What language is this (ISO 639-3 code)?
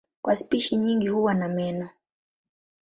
swa